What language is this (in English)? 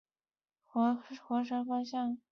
Chinese